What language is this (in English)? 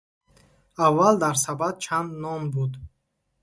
Tajik